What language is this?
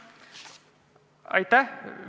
Estonian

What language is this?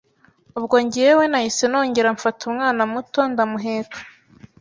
Kinyarwanda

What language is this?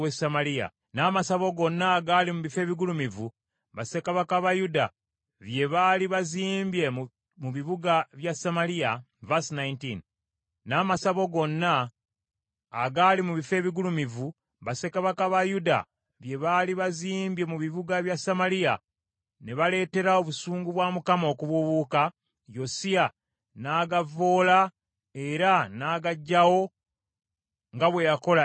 Ganda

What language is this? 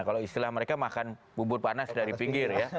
Indonesian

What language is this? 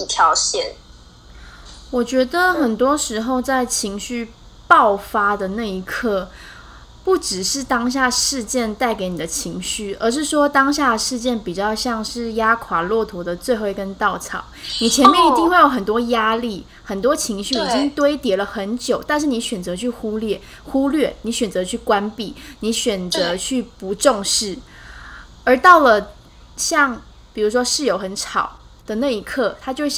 Chinese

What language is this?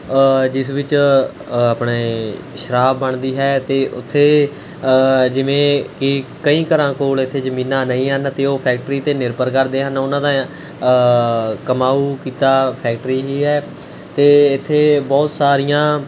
Punjabi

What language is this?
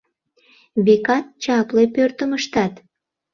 Mari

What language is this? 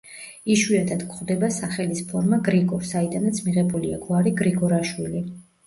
Georgian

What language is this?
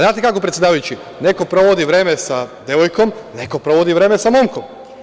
Serbian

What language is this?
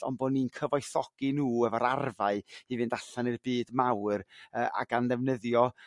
Welsh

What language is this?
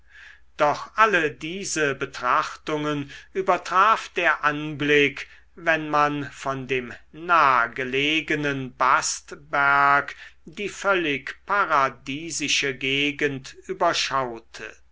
German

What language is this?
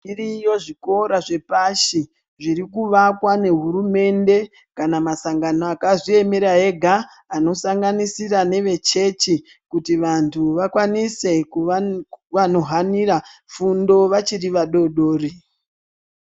Ndau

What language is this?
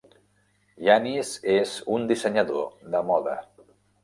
Catalan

